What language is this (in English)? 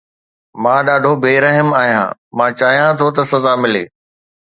Sindhi